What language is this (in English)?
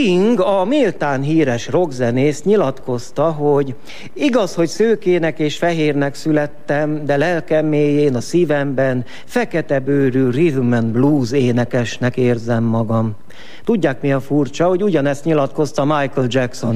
Hungarian